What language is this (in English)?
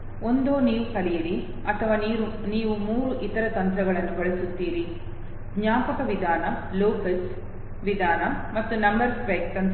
Kannada